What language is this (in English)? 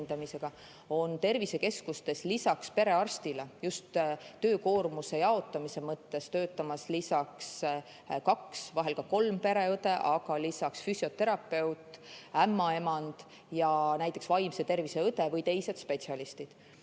Estonian